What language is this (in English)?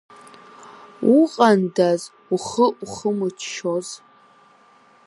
Abkhazian